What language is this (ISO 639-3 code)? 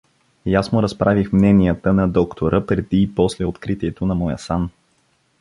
bul